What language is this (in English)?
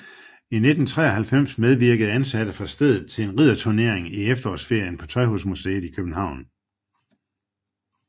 Danish